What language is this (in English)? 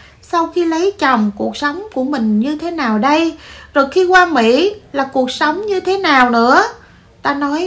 Vietnamese